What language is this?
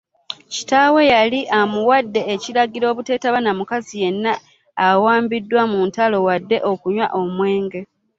Ganda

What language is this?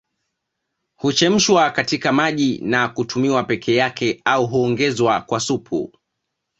Swahili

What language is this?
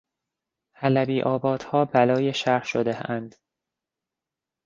Persian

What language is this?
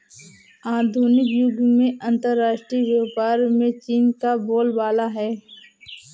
Hindi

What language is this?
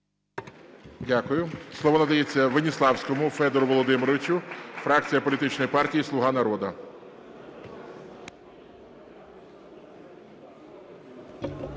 Ukrainian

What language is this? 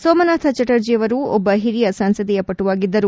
Kannada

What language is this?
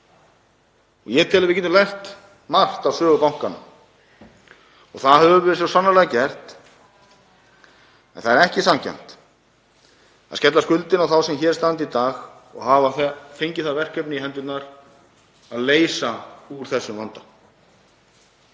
Icelandic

